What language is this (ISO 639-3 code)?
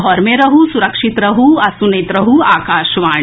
mai